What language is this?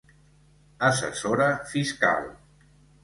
Catalan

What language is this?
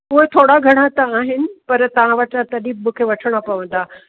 Sindhi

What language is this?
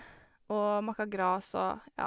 Norwegian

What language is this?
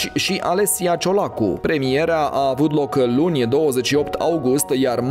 Romanian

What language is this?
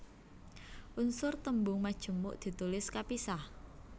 Javanese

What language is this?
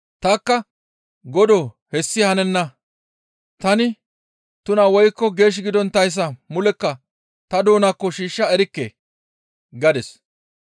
Gamo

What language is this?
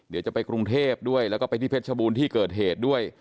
Thai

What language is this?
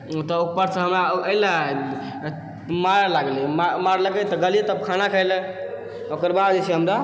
Maithili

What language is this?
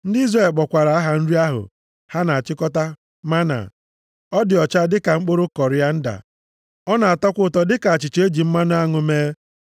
Igbo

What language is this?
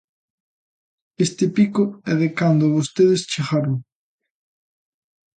Galician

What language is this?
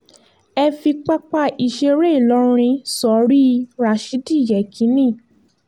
Yoruba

